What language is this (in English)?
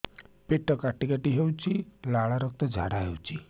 Odia